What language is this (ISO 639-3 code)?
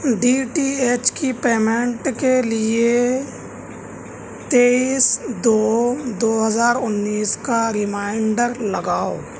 urd